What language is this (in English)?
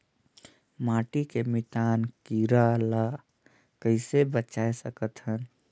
Chhattisgarhi